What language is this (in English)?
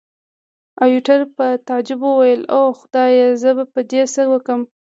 Pashto